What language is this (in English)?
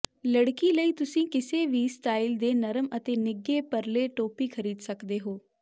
Punjabi